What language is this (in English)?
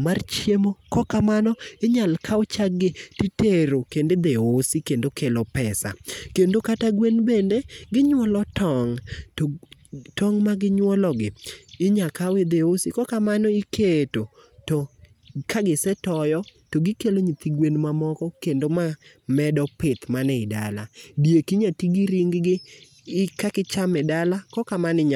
Luo (Kenya and Tanzania)